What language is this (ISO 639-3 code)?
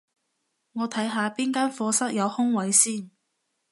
yue